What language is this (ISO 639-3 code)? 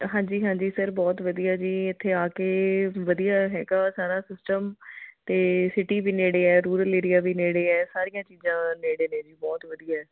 pan